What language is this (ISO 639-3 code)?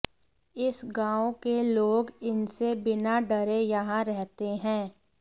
hin